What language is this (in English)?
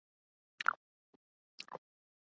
Urdu